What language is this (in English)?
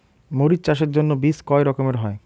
Bangla